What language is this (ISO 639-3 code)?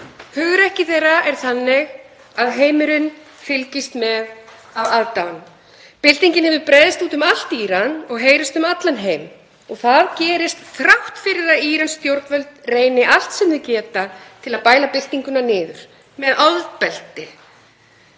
isl